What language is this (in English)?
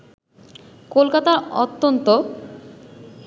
Bangla